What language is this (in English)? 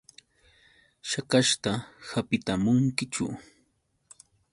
Yauyos Quechua